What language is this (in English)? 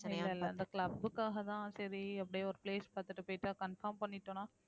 Tamil